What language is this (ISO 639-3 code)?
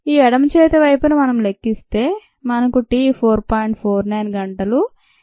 tel